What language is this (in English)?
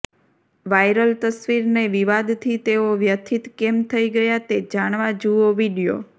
Gujarati